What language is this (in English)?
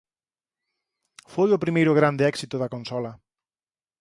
Galician